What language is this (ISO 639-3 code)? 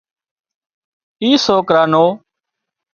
kxp